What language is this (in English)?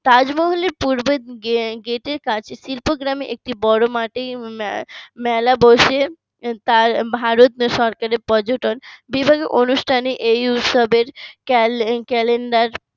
Bangla